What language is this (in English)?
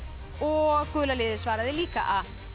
Icelandic